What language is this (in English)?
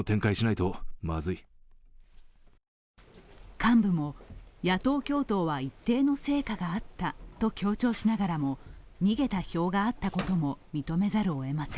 Japanese